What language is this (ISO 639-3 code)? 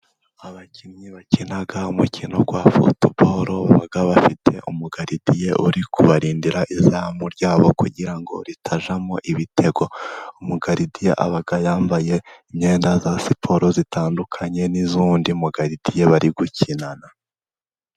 kin